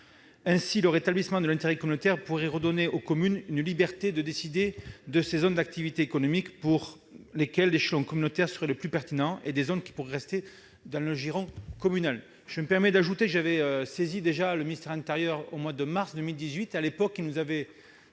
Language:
French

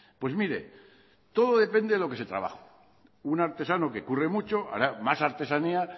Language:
Spanish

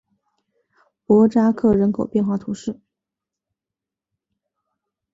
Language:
Chinese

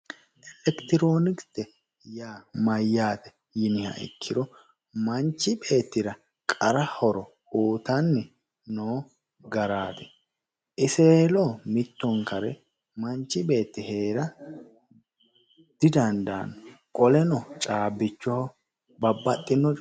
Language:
Sidamo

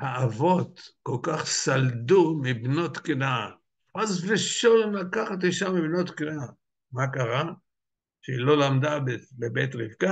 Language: Hebrew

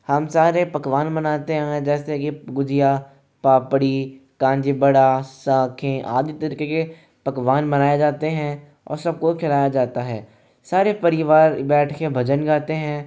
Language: Hindi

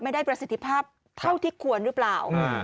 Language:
Thai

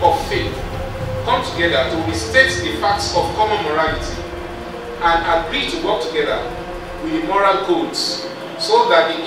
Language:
English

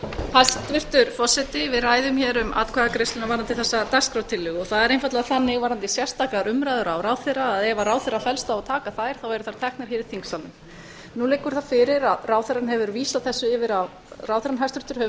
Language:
Icelandic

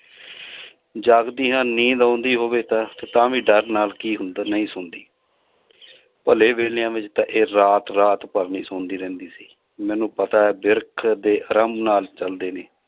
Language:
Punjabi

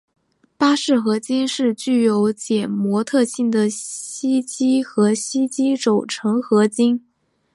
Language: Chinese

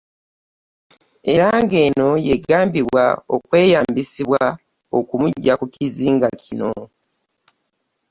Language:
Ganda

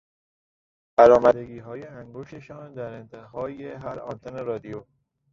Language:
Persian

